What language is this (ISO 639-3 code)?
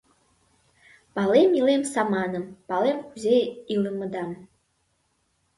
chm